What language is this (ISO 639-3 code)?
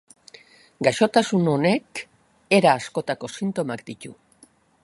eus